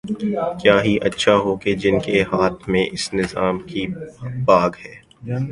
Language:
Urdu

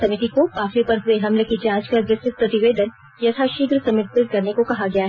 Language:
Hindi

